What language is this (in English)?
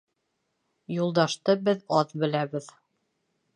Bashkir